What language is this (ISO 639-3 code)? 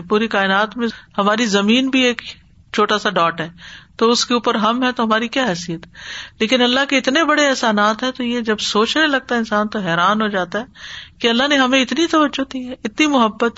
urd